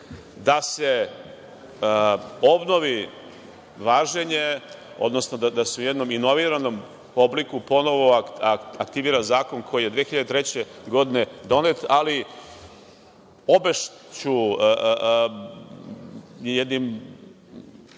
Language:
Serbian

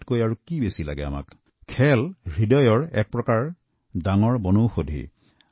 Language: Assamese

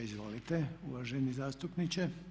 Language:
Croatian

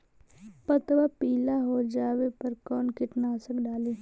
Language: Magahi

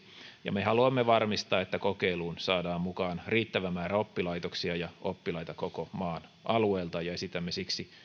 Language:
Finnish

